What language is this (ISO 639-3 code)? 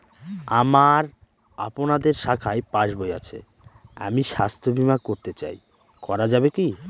ben